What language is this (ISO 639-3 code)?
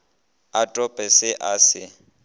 nso